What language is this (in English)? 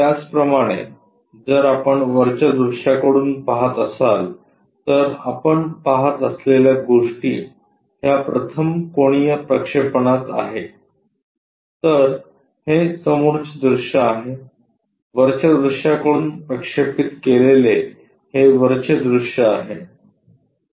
Marathi